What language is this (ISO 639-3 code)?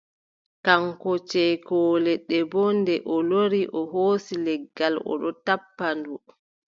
fub